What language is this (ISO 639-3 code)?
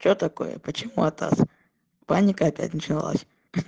rus